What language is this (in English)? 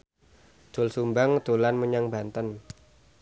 Javanese